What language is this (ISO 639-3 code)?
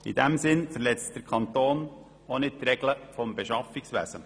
gsw